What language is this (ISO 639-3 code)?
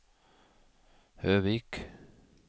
nor